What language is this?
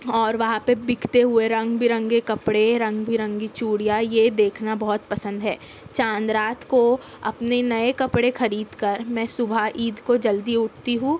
Urdu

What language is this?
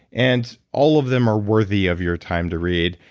English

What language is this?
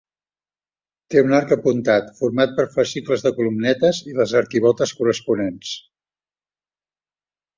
Catalan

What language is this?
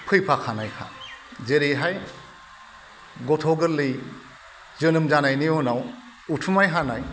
Bodo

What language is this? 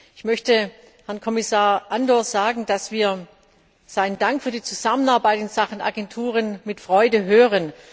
German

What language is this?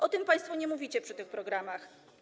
Polish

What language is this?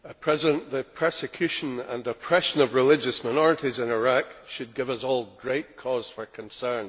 English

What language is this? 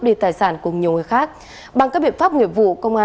Vietnamese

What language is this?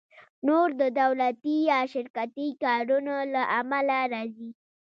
Pashto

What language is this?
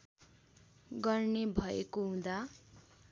Nepali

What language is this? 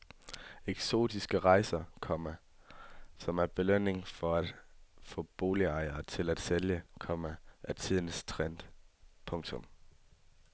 Danish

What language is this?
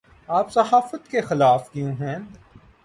Urdu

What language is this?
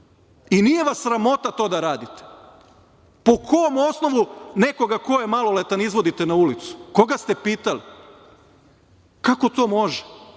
Serbian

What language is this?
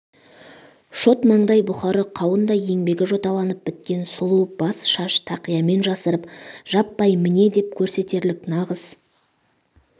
Kazakh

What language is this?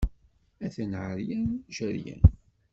Kabyle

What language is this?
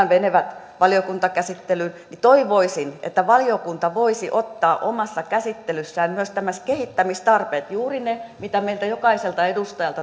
Finnish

